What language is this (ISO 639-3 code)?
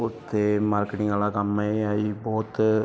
pan